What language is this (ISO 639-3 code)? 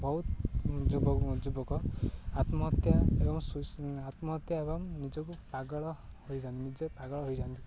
ori